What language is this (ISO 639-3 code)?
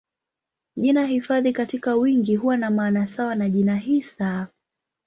swa